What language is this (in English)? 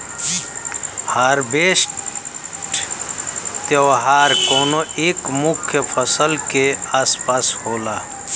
Bhojpuri